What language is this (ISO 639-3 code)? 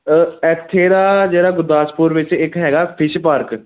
pan